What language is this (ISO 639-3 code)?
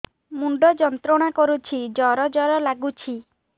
ori